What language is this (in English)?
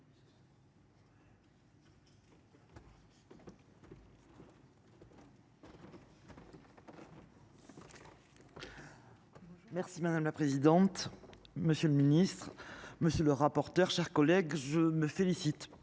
French